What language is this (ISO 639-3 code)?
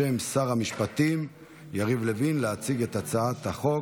heb